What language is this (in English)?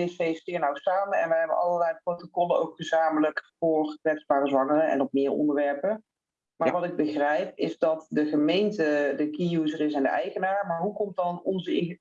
Dutch